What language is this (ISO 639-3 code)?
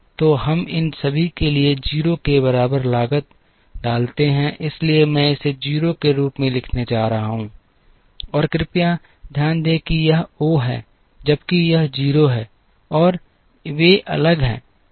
hin